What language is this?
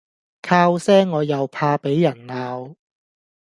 Cantonese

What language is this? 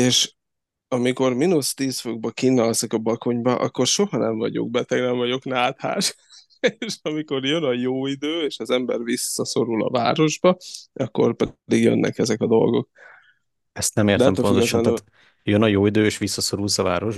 Hungarian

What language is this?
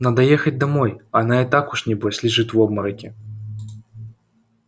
Russian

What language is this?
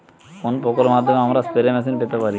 Bangla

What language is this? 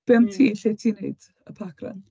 Welsh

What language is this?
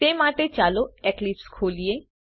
Gujarati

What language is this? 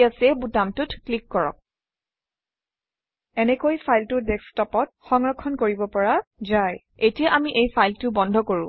Assamese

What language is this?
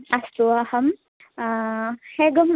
Sanskrit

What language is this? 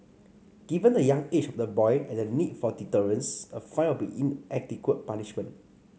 English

